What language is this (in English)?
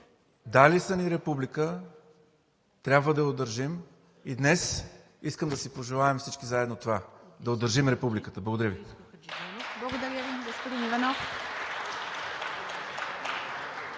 Bulgarian